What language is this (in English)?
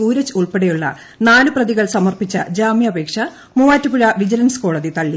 Malayalam